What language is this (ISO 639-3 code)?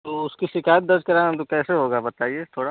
hin